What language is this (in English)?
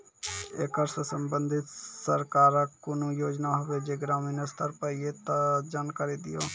Maithili